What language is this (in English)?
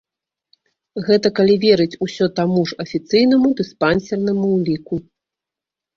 Belarusian